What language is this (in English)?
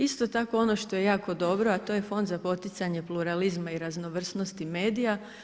Croatian